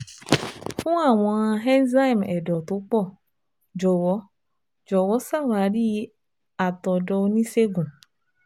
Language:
Yoruba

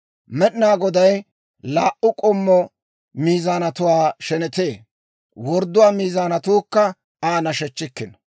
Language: Dawro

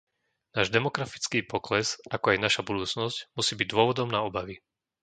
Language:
Slovak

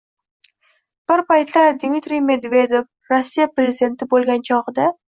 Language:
Uzbek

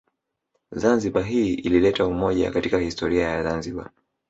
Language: Swahili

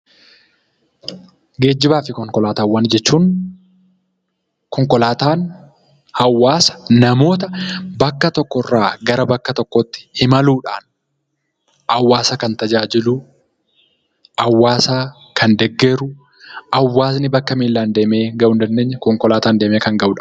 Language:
Oromo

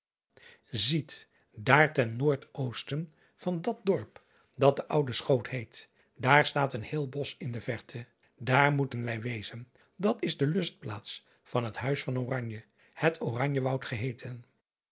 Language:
Dutch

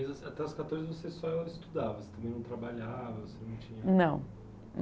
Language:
Portuguese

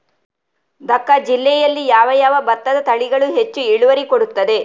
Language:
Kannada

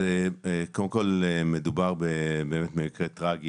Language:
Hebrew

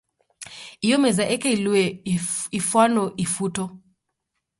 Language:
Taita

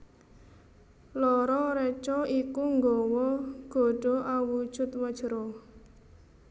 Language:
Javanese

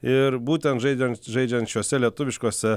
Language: Lithuanian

